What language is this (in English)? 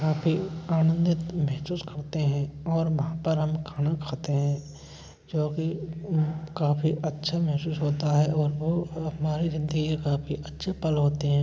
Hindi